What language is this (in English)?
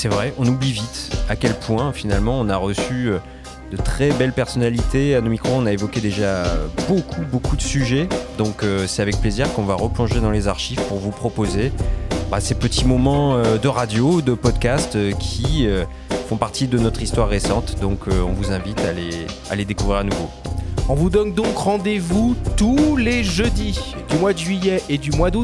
French